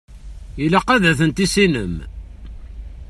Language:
Kabyle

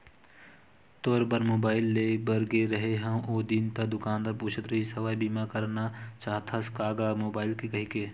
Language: Chhattisgarhi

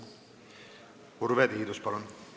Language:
Estonian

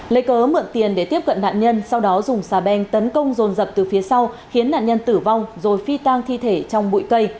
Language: Vietnamese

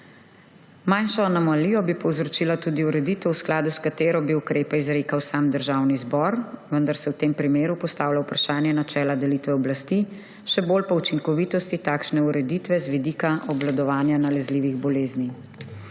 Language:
Slovenian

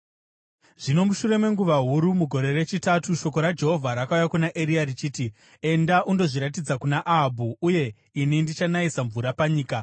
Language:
Shona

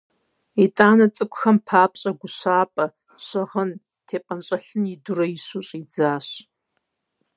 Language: Kabardian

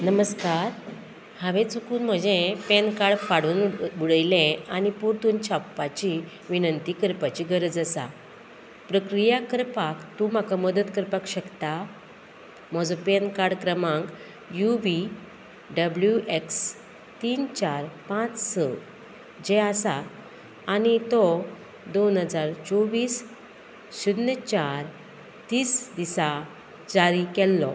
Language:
Konkani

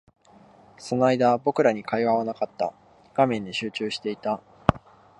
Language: Japanese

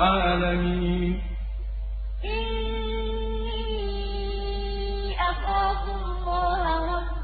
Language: Arabic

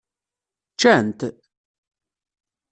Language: Kabyle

